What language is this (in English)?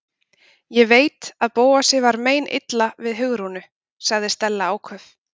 Icelandic